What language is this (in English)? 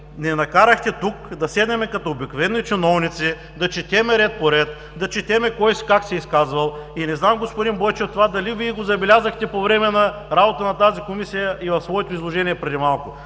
Bulgarian